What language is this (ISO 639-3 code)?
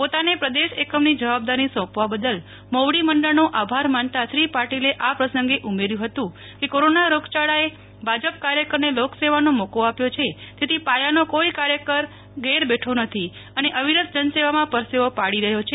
guj